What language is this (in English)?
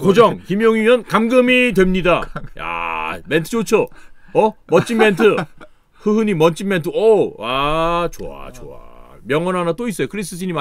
Korean